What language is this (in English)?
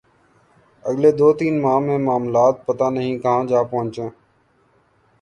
Urdu